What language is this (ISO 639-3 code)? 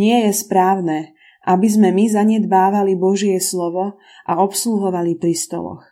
slk